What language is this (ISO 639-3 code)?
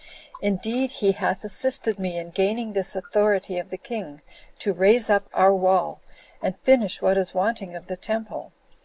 eng